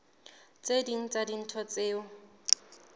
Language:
Southern Sotho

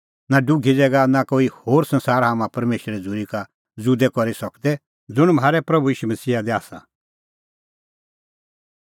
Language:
Kullu Pahari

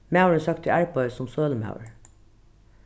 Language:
Faroese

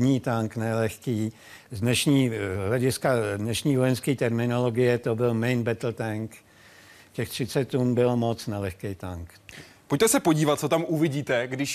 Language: Czech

